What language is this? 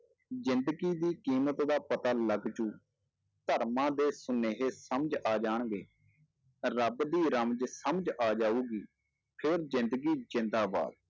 Punjabi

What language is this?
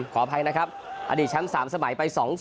Thai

